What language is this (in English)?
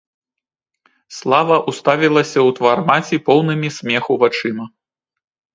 Belarusian